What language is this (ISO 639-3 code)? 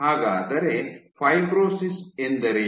kan